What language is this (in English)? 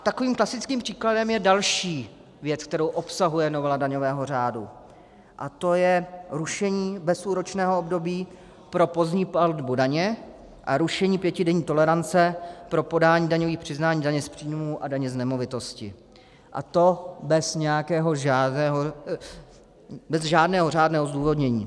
Czech